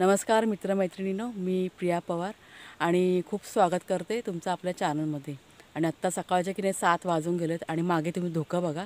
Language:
Thai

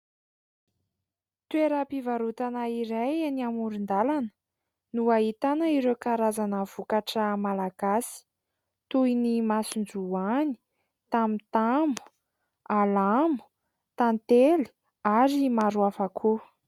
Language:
Malagasy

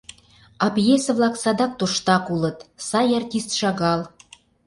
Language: Mari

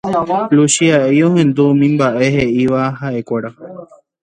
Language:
Guarani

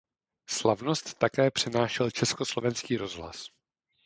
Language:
Czech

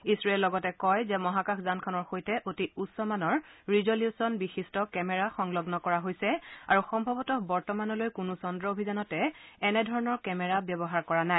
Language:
Assamese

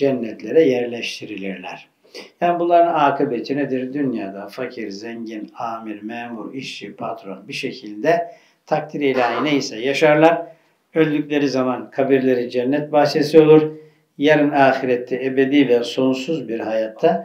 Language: Turkish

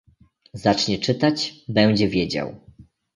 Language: Polish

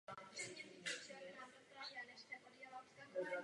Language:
Czech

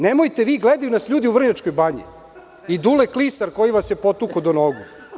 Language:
Serbian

